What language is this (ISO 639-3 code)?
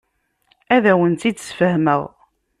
kab